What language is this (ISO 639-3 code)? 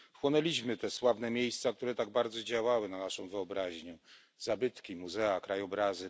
pol